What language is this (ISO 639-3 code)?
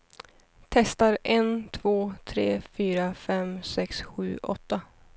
swe